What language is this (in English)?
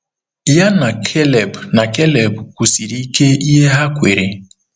Igbo